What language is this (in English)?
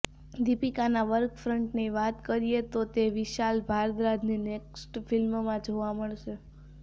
Gujarati